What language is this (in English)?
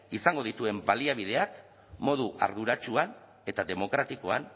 Basque